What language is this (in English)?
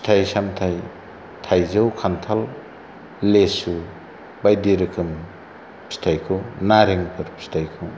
Bodo